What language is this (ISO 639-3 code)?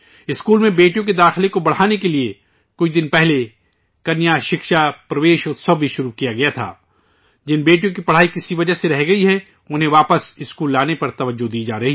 urd